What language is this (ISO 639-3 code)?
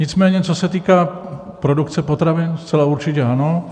ces